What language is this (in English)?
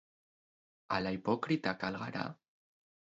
Basque